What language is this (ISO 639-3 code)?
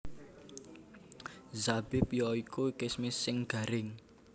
jav